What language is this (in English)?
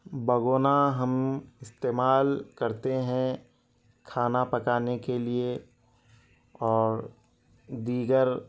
Urdu